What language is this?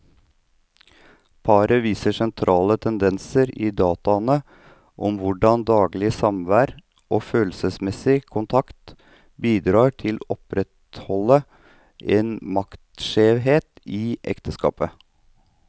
Norwegian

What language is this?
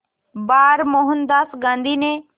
Hindi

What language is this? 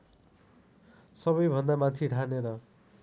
Nepali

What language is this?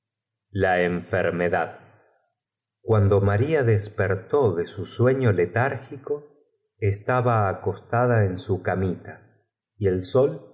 Spanish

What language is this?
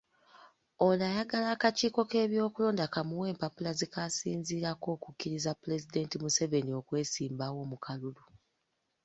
Ganda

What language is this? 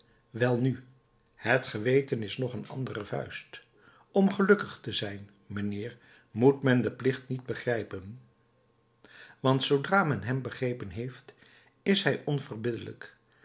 Dutch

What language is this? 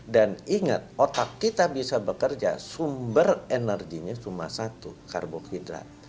Indonesian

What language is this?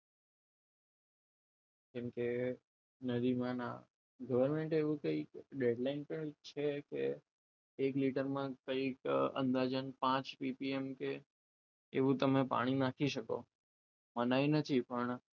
Gujarati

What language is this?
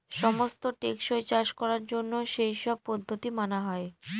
Bangla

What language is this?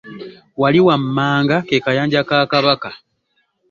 Ganda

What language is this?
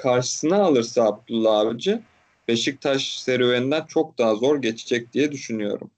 Turkish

